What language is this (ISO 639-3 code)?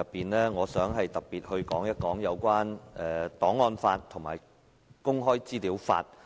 yue